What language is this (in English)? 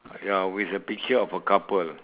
English